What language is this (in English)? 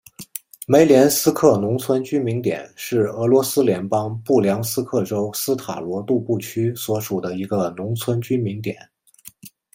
Chinese